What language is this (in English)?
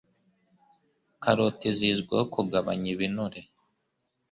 Kinyarwanda